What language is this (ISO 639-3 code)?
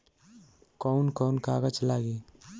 bho